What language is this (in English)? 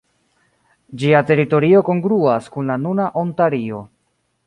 Esperanto